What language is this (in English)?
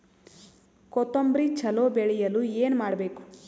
Kannada